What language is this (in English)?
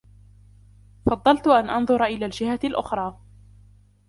Arabic